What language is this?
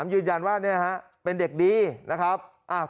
Thai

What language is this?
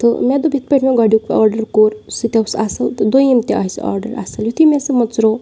Kashmiri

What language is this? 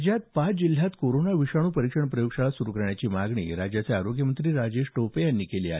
Marathi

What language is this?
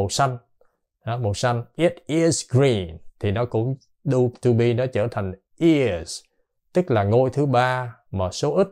Vietnamese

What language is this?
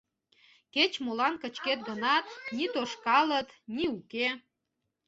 Mari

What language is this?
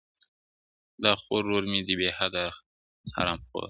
Pashto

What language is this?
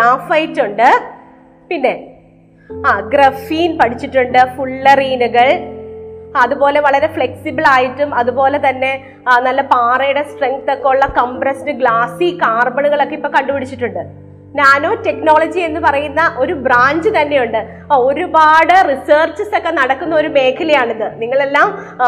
Malayalam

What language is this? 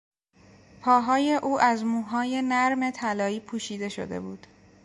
Persian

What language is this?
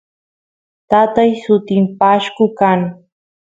Santiago del Estero Quichua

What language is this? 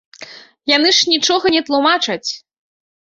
Belarusian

